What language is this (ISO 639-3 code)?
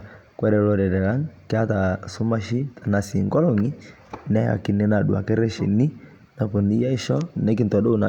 mas